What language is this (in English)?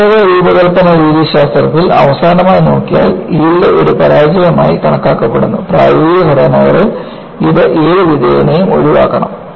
Malayalam